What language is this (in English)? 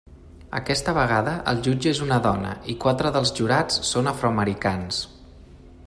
Catalan